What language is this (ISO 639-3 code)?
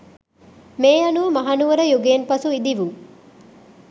sin